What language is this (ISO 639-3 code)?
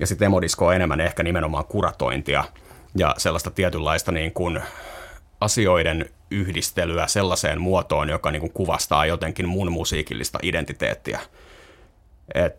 fin